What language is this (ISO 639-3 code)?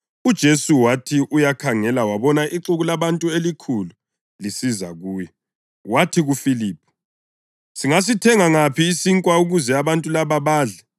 nde